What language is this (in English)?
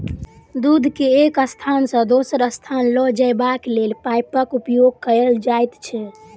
Maithili